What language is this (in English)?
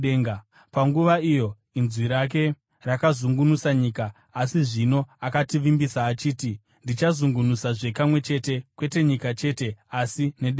Shona